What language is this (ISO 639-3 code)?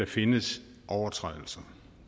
dan